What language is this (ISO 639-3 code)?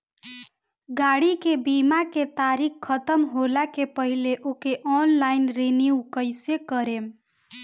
bho